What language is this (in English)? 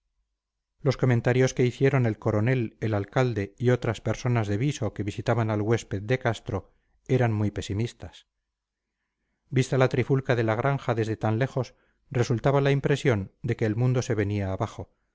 Spanish